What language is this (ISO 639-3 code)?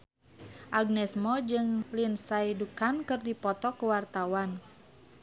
sun